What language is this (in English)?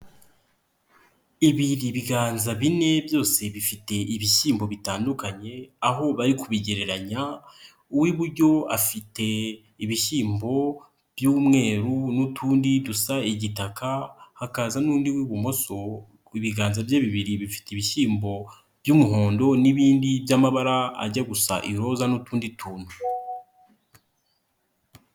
Kinyarwanda